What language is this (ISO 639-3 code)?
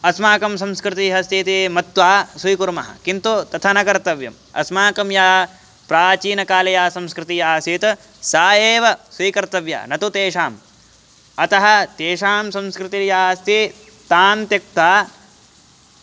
san